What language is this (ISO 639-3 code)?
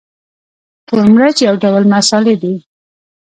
pus